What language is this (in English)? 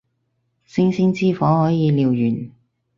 Cantonese